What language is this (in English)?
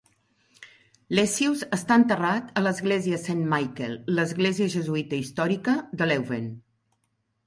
Catalan